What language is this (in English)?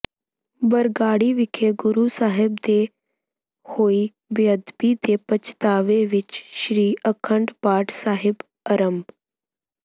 Punjabi